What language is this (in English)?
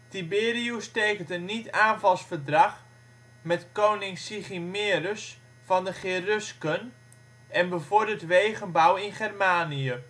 Dutch